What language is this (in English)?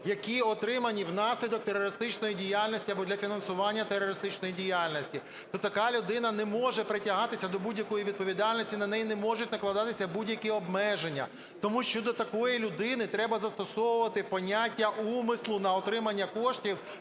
Ukrainian